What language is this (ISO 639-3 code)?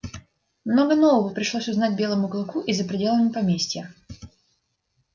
rus